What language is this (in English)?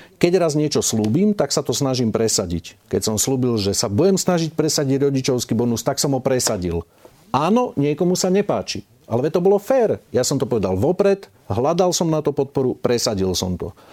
Slovak